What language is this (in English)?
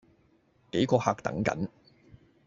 Cantonese